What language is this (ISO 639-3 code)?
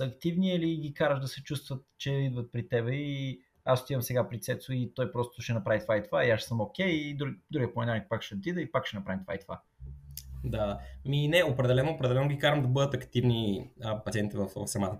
bul